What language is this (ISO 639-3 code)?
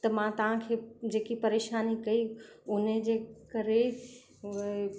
snd